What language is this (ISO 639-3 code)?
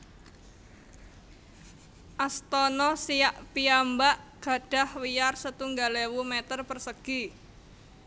jav